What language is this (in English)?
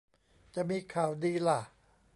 Thai